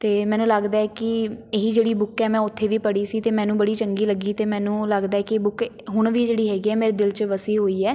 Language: Punjabi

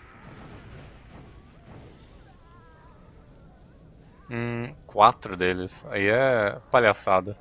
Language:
Portuguese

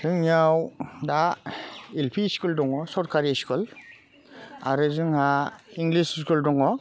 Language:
Bodo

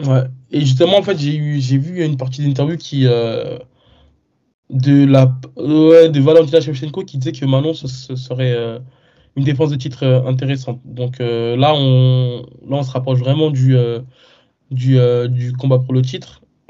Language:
French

